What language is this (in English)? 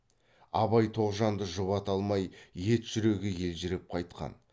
Kazakh